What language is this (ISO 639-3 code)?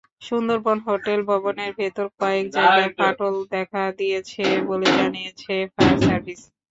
ben